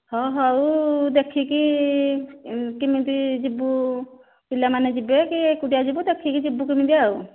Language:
Odia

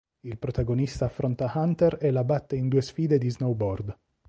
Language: Italian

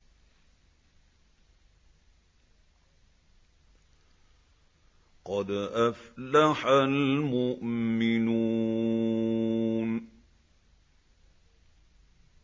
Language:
Arabic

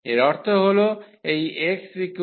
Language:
Bangla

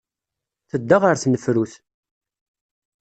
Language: Kabyle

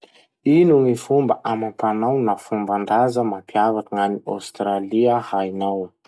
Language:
Masikoro Malagasy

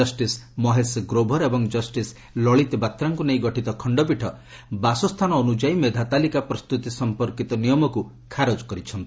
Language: Odia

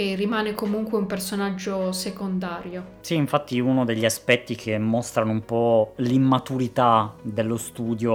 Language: Italian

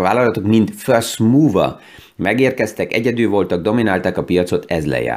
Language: Hungarian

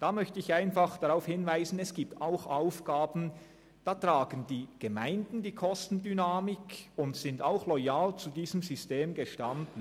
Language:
Swiss German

